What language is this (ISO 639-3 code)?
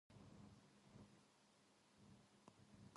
jpn